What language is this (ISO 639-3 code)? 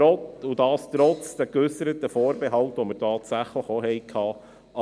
gsw